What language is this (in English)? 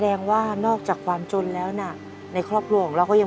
Thai